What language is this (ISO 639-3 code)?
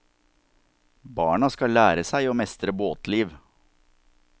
nor